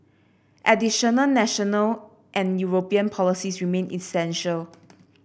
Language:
English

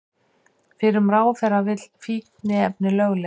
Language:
Icelandic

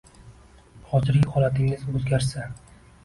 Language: Uzbek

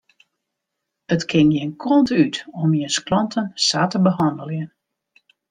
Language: Western Frisian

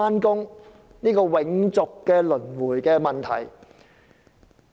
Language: Cantonese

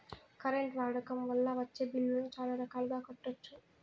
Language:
Telugu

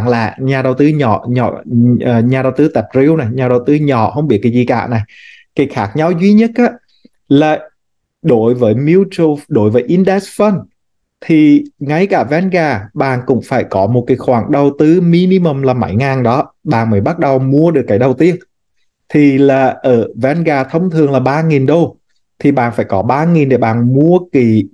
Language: Vietnamese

